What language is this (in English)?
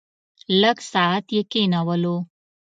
Pashto